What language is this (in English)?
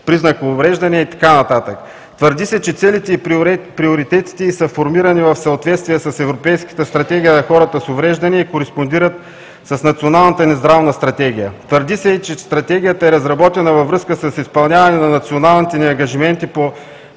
Bulgarian